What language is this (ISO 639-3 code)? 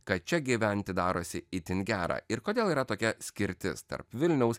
lit